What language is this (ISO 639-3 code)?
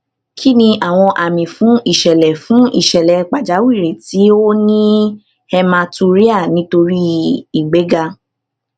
yor